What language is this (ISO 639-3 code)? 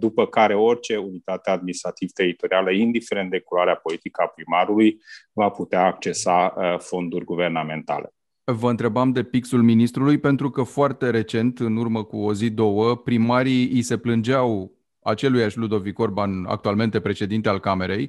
ron